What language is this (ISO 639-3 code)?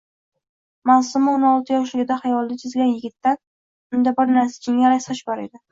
uzb